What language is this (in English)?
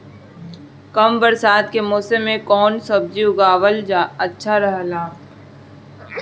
Bhojpuri